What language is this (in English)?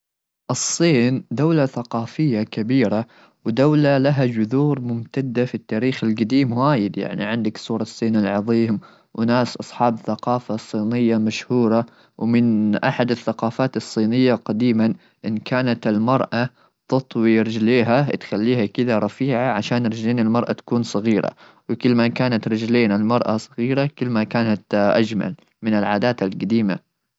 Gulf Arabic